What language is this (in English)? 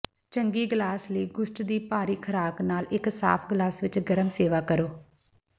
Punjabi